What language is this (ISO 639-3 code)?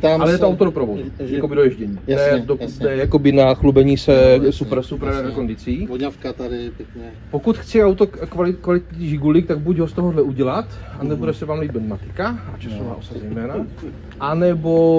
ces